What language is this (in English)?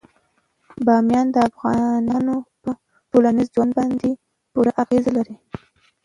Pashto